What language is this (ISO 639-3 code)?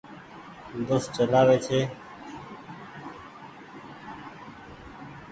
gig